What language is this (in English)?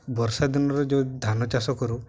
Odia